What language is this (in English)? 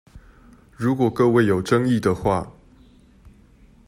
Chinese